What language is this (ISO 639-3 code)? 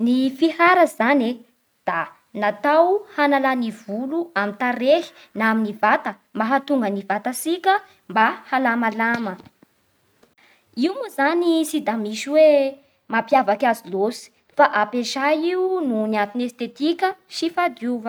bhr